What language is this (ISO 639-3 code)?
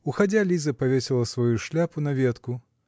rus